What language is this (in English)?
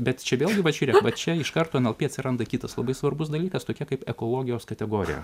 Lithuanian